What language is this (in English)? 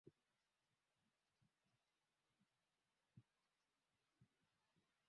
Swahili